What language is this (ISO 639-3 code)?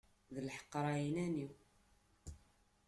kab